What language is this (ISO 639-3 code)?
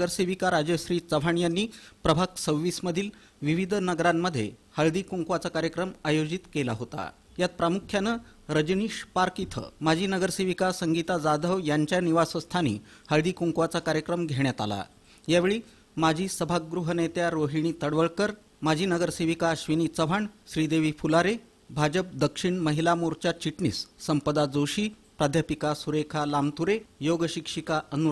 mar